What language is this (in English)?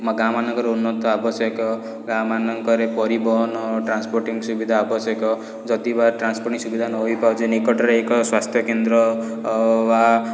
Odia